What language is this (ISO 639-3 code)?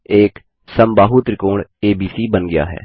hin